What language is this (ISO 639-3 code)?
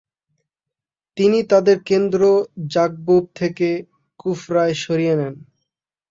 ben